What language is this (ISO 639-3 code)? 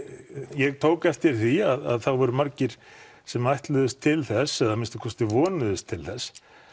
isl